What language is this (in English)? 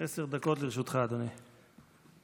Hebrew